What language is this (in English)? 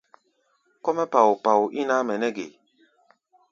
Gbaya